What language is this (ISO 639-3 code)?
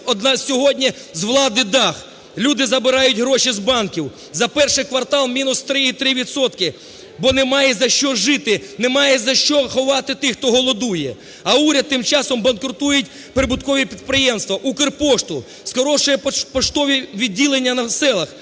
ukr